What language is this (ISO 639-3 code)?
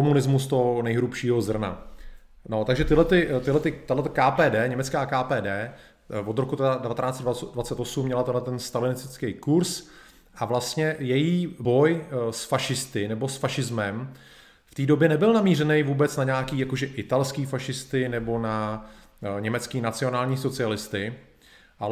ces